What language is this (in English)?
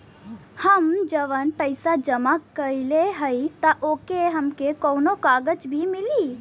Bhojpuri